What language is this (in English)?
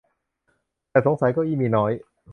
Thai